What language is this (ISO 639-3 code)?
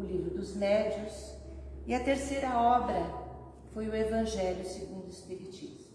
por